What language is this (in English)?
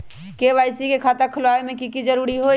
Magahi